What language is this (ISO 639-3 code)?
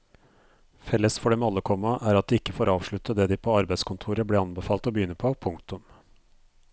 nor